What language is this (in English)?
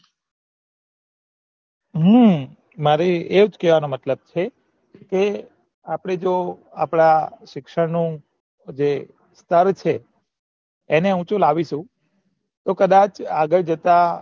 Gujarati